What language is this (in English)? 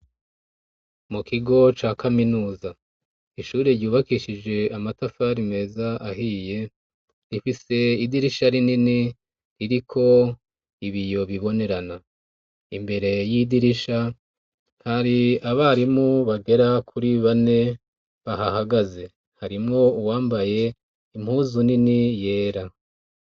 Rundi